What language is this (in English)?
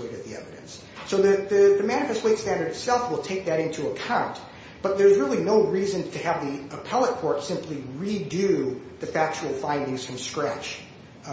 English